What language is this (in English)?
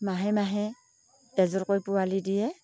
Assamese